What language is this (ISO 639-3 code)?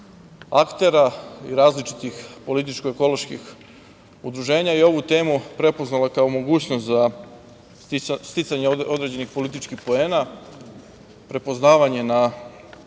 srp